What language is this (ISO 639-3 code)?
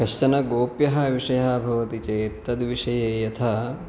san